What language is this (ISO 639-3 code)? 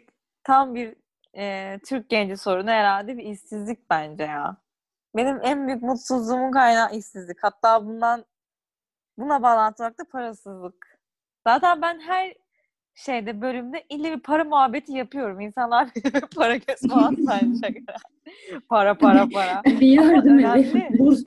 tur